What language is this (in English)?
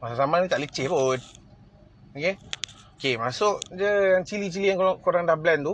Malay